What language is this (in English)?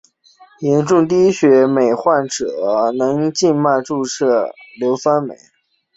Chinese